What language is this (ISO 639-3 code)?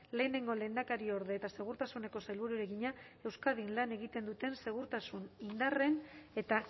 eus